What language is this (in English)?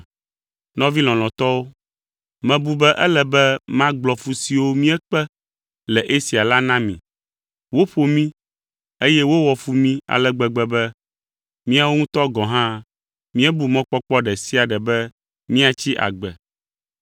Ewe